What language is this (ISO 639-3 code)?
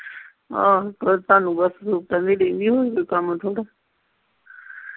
pan